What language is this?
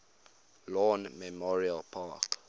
English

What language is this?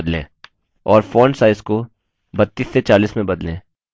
Hindi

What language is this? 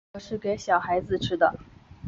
Chinese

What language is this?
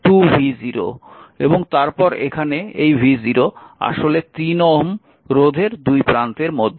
Bangla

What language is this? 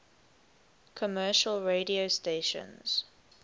English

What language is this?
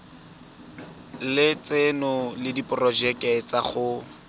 Tswana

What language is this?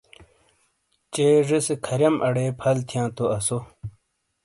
Shina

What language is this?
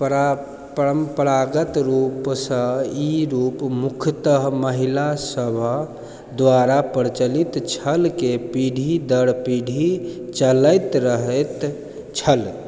Maithili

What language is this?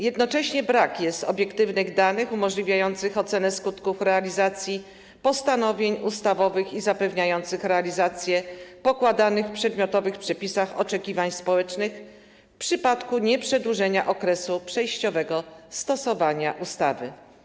Polish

